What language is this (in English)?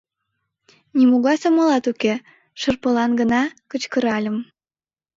Mari